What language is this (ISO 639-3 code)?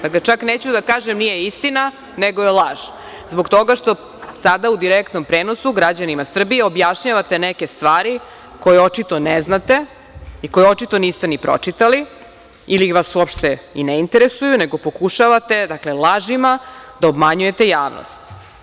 srp